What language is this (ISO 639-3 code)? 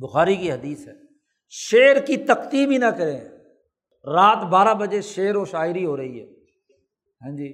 urd